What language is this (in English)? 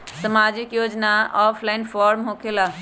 Magahi